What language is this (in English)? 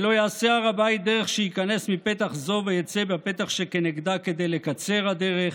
Hebrew